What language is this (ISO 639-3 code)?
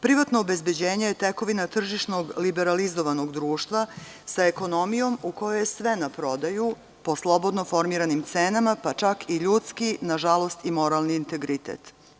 srp